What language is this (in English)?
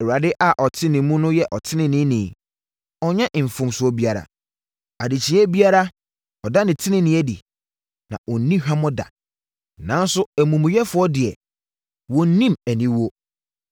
Akan